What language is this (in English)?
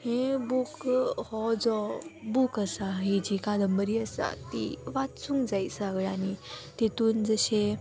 Konkani